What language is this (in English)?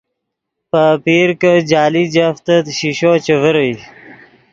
Yidgha